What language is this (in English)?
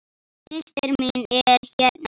Icelandic